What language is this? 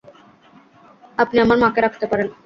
Bangla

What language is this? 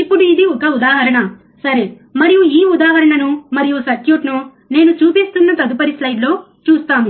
Telugu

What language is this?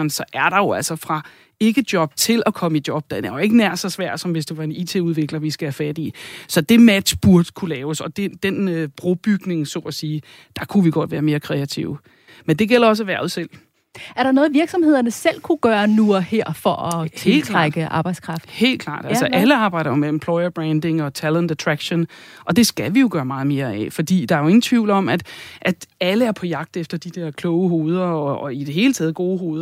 Danish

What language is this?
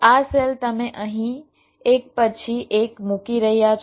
Gujarati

